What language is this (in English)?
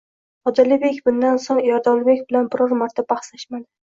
Uzbek